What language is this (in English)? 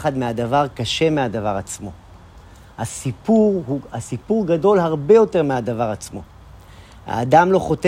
Hebrew